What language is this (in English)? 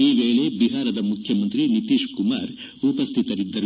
Kannada